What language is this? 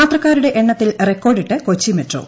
Malayalam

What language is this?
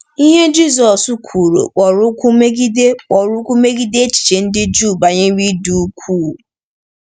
Igbo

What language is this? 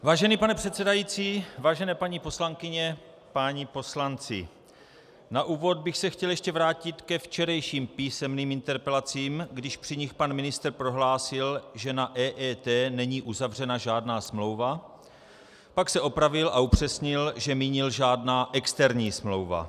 Czech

